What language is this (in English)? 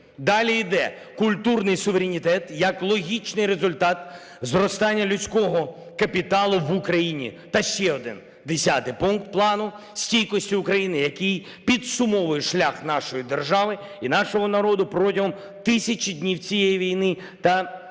Ukrainian